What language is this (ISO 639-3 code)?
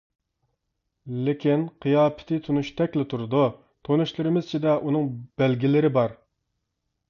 uig